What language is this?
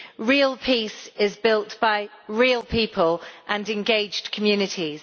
English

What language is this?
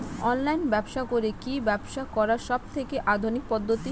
Bangla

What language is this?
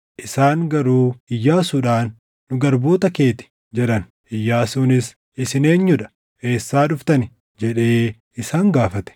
Oromo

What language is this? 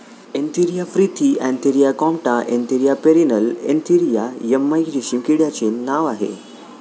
Marathi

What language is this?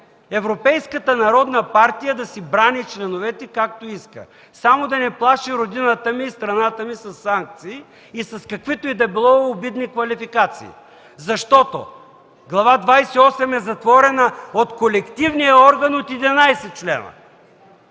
Bulgarian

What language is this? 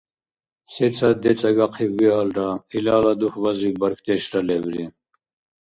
Dargwa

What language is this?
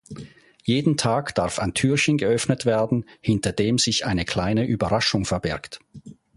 German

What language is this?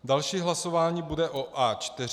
Czech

